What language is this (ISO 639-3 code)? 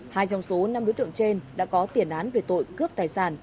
vie